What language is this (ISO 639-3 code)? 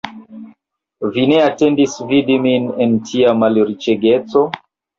epo